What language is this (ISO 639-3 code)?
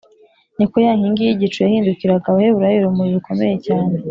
kin